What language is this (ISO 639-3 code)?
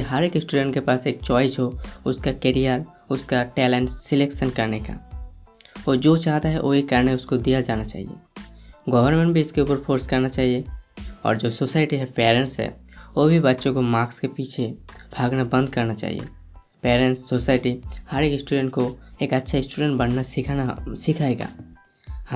hin